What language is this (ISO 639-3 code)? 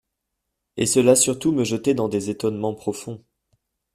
fra